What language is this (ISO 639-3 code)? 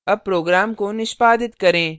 hin